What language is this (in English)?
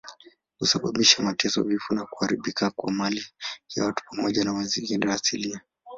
Swahili